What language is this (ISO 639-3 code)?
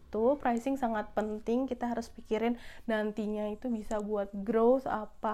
ind